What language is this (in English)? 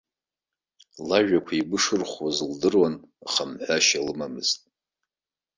Abkhazian